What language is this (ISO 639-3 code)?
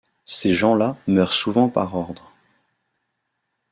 fra